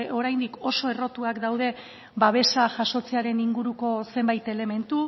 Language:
Basque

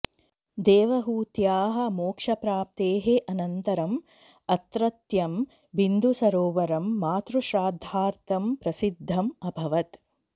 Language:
Sanskrit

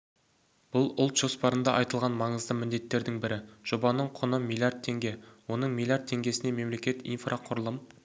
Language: Kazakh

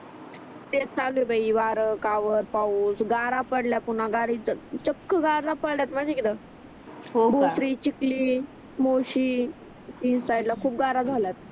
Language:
Marathi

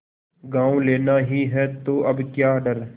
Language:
Hindi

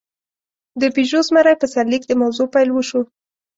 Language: Pashto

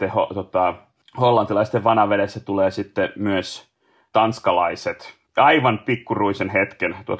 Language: Finnish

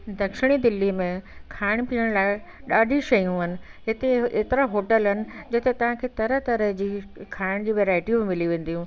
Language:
Sindhi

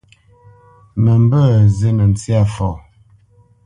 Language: Bamenyam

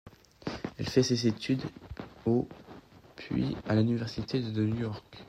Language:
French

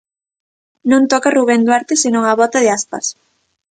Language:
Galician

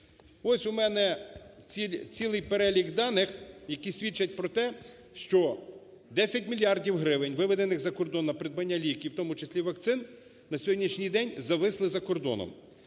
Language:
Ukrainian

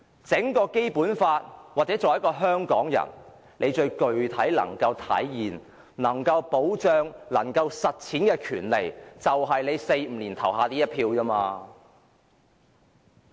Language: Cantonese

